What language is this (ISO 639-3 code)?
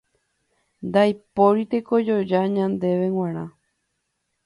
grn